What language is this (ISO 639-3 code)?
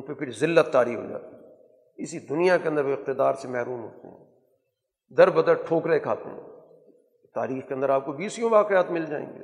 urd